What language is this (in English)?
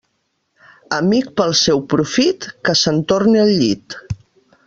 Catalan